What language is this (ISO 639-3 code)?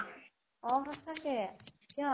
asm